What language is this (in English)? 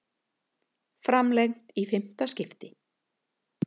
Icelandic